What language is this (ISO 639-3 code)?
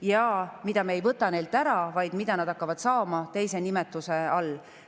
est